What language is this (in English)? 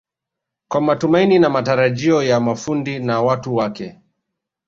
Swahili